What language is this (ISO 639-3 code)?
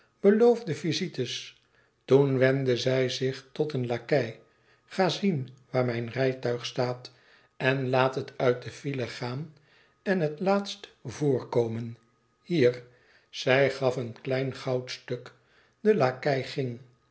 nld